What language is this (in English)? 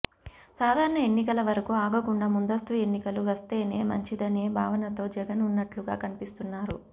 Telugu